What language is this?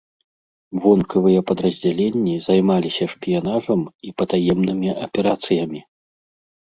Belarusian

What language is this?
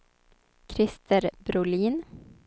Swedish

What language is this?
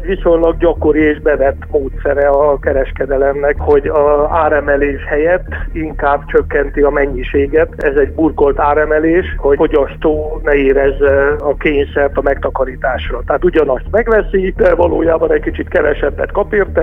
Hungarian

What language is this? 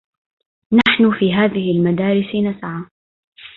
Arabic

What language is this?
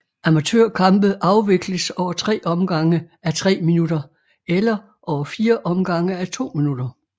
Danish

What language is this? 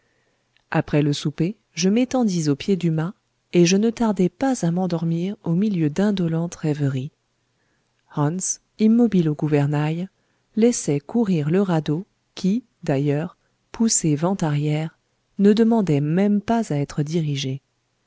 French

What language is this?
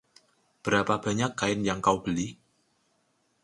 Indonesian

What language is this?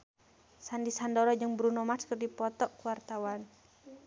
Sundanese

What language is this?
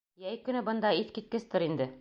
Bashkir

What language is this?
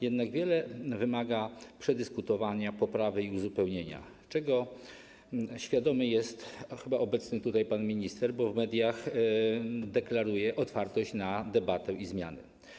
Polish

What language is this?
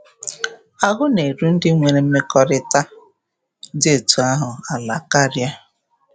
Igbo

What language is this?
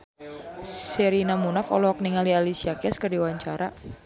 Sundanese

